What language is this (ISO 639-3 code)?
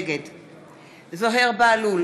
heb